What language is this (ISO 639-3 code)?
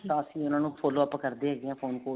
pan